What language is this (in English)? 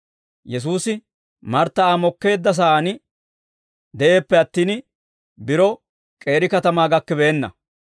Dawro